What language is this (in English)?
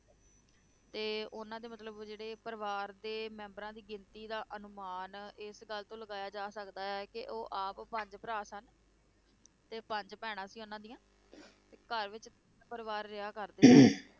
Punjabi